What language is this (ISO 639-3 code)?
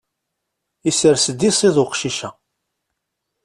kab